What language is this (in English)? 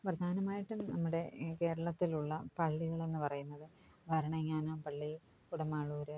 Malayalam